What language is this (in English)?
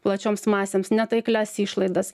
Lithuanian